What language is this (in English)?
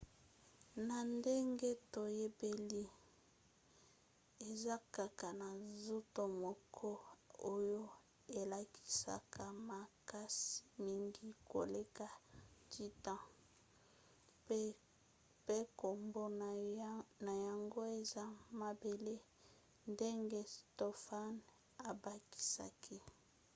Lingala